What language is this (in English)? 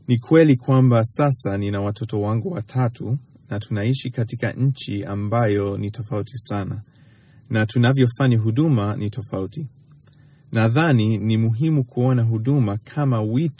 Swahili